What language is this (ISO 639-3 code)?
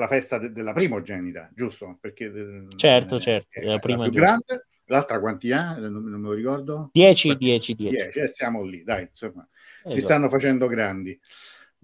ita